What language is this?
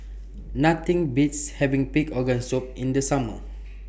English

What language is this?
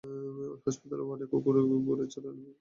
Bangla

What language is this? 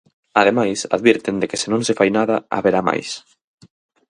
Galician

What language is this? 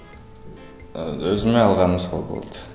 Kazakh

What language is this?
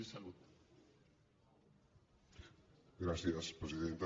Catalan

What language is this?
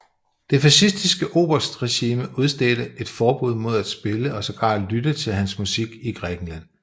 Danish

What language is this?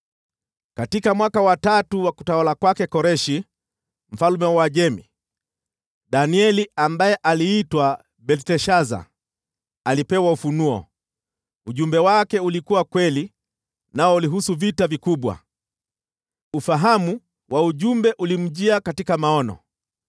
Swahili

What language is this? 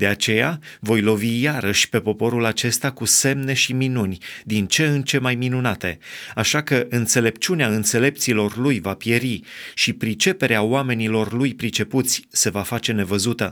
Romanian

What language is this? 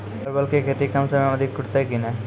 Maithili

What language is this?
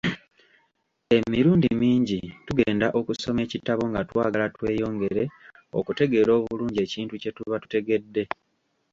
Ganda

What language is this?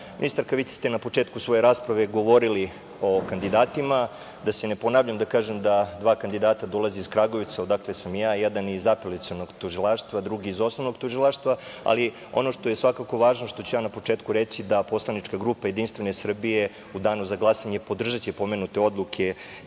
Serbian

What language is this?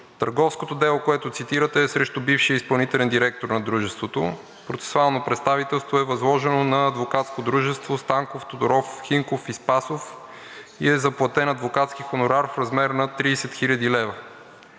Bulgarian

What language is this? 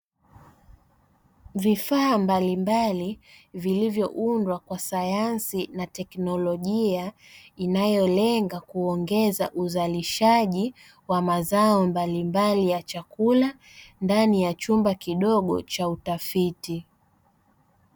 Swahili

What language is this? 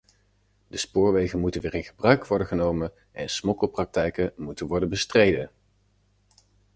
Dutch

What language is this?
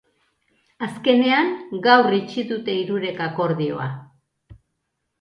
Basque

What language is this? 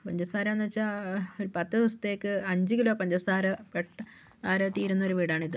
Malayalam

